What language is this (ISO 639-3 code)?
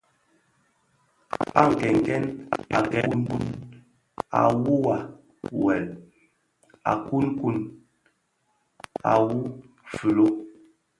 ksf